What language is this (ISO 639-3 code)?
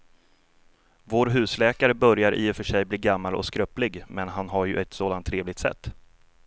swe